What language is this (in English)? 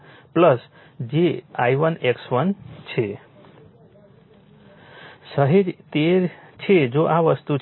Gujarati